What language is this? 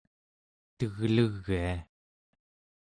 Central Yupik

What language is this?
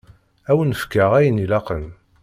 Kabyle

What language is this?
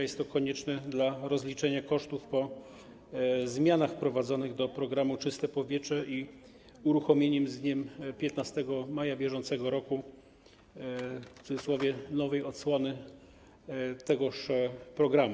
Polish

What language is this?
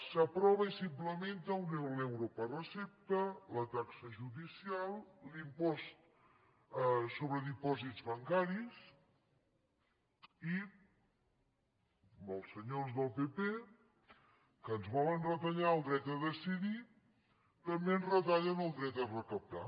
Catalan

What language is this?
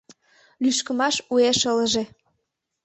Mari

